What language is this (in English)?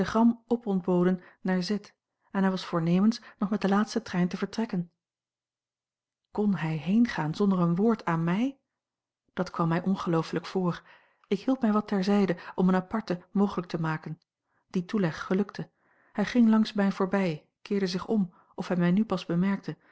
Dutch